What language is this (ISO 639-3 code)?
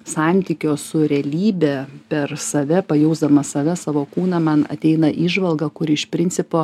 lit